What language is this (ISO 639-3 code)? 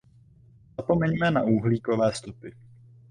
ces